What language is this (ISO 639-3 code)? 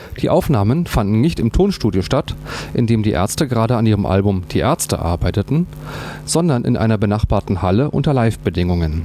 deu